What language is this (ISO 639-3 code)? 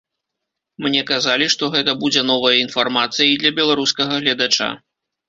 bel